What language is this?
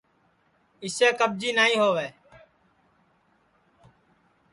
Sansi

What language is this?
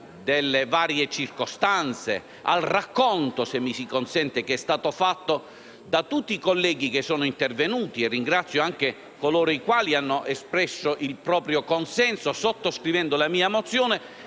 Italian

